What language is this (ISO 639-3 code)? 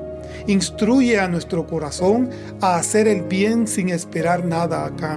spa